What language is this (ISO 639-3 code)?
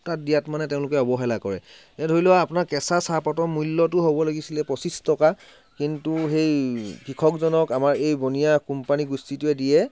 asm